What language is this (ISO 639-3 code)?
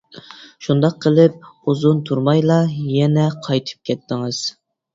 uig